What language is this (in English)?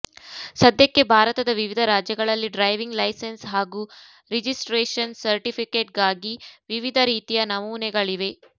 Kannada